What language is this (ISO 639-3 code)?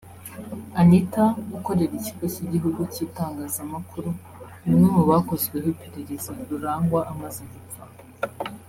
kin